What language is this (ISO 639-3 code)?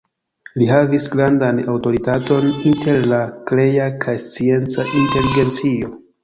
epo